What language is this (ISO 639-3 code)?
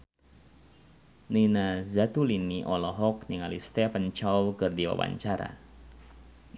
sun